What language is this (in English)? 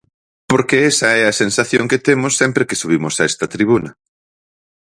Galician